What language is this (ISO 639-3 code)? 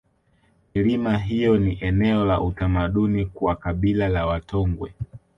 swa